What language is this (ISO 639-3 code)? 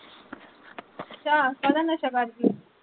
pan